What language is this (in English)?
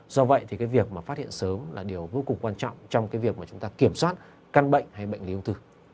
Vietnamese